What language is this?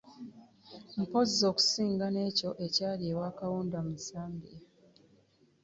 Ganda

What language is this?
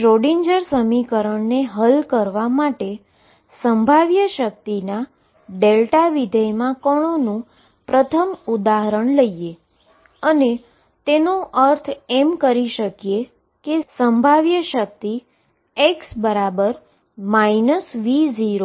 Gujarati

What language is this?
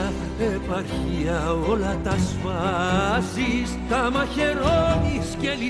Greek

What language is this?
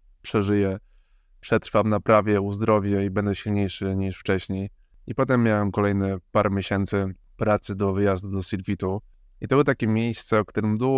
Polish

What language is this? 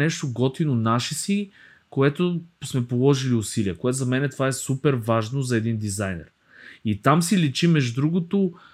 Bulgarian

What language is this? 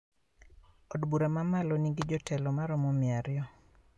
Luo (Kenya and Tanzania)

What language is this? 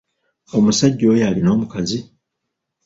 Ganda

